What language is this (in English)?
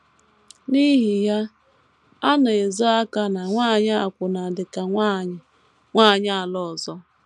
Igbo